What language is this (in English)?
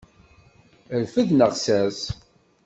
Kabyle